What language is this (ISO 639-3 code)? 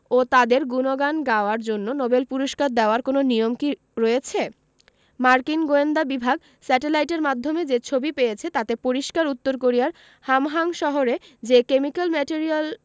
ben